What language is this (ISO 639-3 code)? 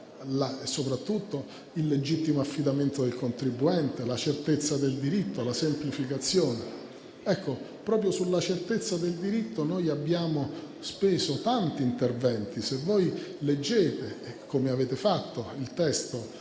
ita